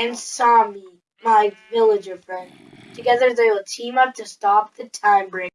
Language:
English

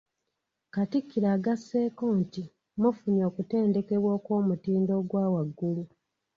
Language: Ganda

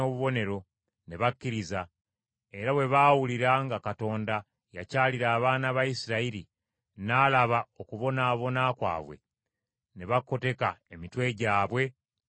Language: Ganda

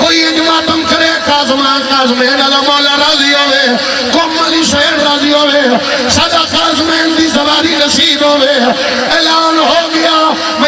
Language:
Arabic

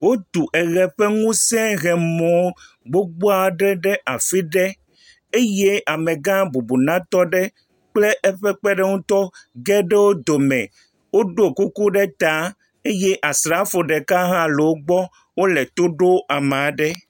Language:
Ewe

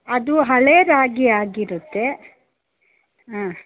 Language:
Kannada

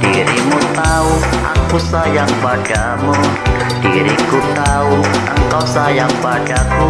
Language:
Indonesian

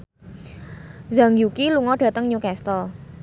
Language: Javanese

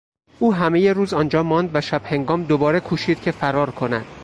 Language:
Persian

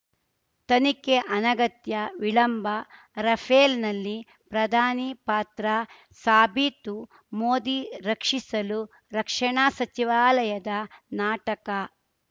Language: Kannada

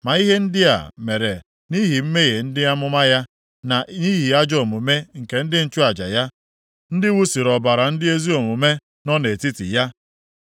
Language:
Igbo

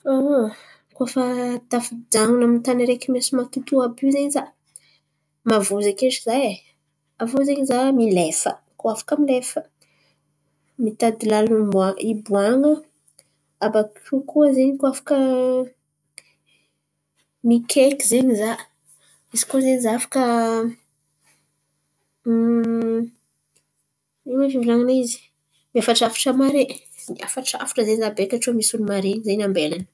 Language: Antankarana Malagasy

